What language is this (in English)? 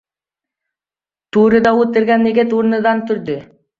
Uzbek